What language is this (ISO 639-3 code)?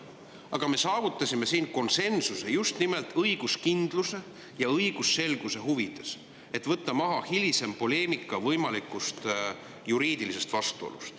est